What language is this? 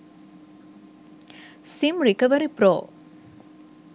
Sinhala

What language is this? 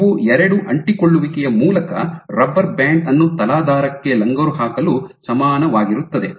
Kannada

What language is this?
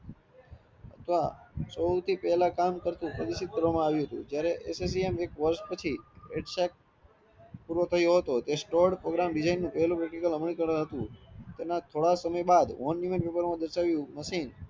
Gujarati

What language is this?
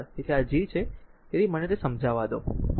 Gujarati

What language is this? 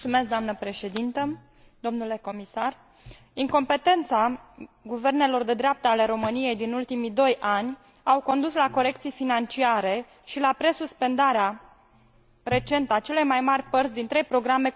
Romanian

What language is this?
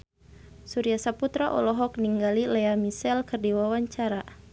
Sundanese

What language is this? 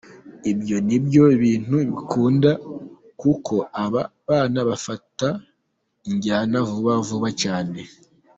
Kinyarwanda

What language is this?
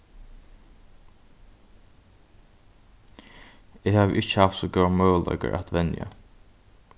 Faroese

